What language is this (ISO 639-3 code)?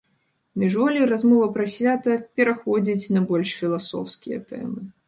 bel